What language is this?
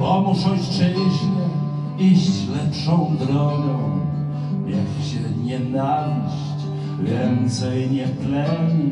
Polish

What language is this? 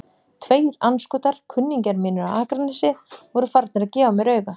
Icelandic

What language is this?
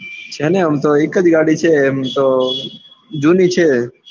Gujarati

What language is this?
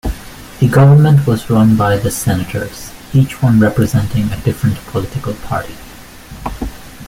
English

